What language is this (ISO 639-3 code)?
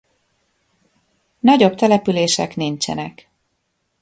hun